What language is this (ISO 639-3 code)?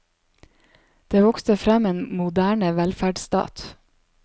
nor